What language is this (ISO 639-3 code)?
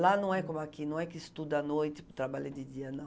por